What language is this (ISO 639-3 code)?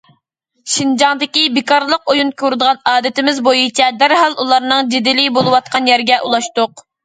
uig